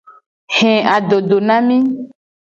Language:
Gen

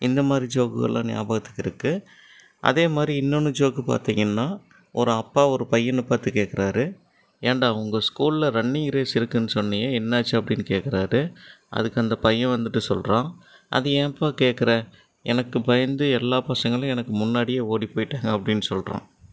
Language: Tamil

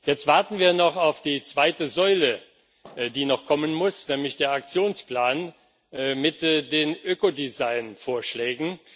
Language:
German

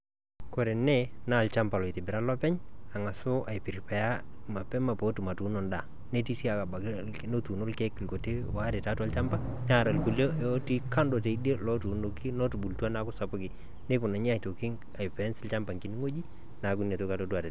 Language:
Masai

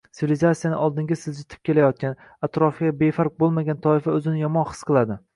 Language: Uzbek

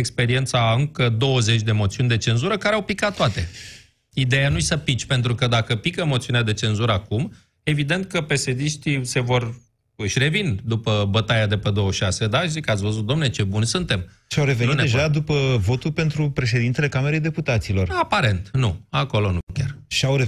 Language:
Romanian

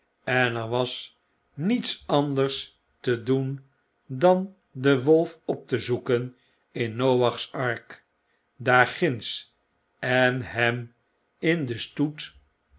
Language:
Dutch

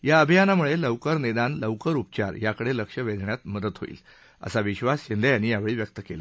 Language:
Marathi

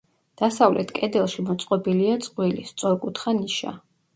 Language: Georgian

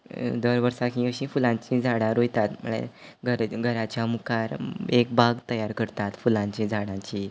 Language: Konkani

